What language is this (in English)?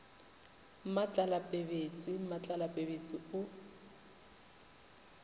Northern Sotho